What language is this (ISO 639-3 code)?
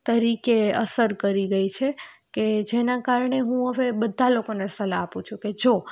guj